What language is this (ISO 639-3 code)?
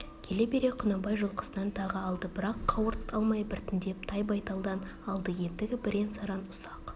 kaz